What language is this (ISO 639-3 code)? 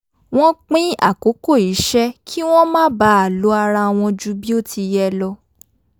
yor